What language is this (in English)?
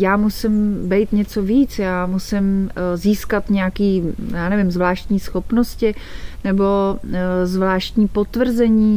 Czech